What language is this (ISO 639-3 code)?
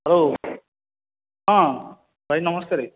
ori